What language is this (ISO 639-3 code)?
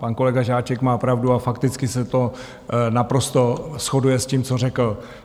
ces